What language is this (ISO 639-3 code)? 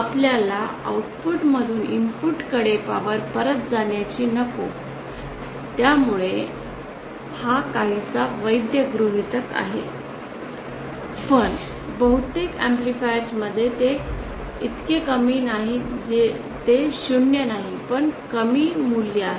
mar